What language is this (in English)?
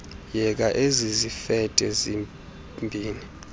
Xhosa